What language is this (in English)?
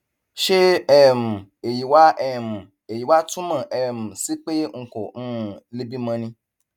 Yoruba